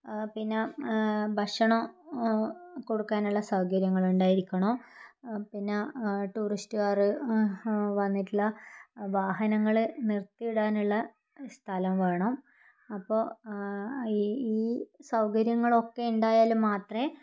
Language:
Malayalam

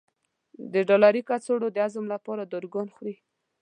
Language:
Pashto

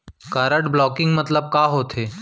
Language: Chhattisgarhi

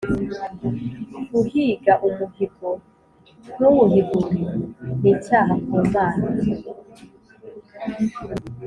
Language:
Kinyarwanda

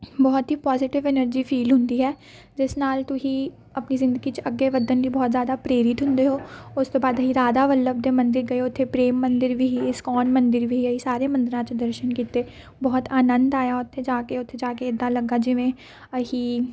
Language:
Punjabi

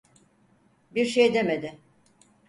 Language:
Turkish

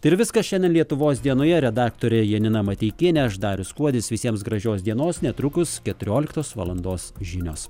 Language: Lithuanian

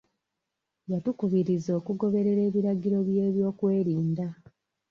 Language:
Ganda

